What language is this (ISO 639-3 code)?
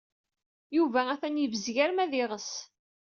kab